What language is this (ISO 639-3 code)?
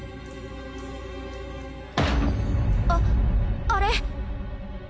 jpn